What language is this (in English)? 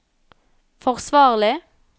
Norwegian